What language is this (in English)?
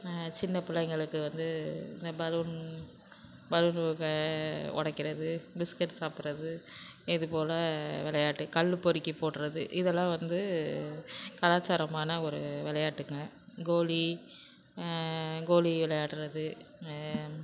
Tamil